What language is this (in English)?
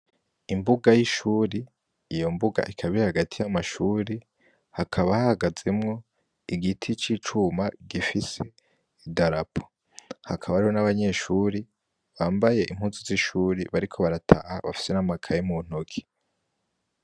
Rundi